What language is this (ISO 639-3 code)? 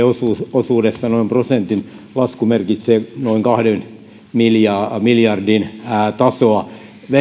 fin